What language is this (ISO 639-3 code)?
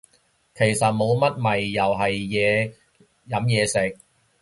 yue